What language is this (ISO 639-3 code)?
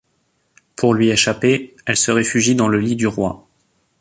fra